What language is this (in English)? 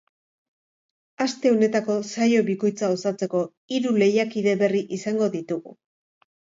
Basque